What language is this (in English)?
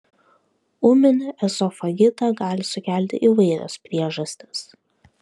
Lithuanian